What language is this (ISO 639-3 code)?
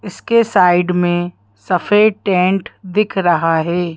hin